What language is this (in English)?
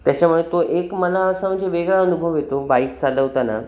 Marathi